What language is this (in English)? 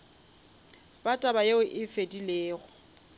Northern Sotho